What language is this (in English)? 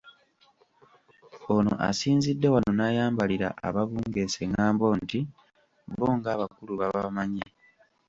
Ganda